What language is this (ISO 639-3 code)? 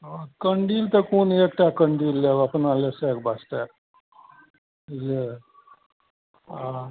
mai